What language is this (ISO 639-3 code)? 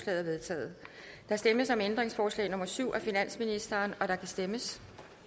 dan